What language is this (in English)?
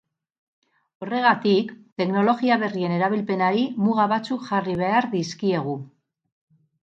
Basque